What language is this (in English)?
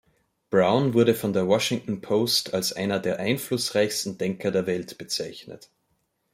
German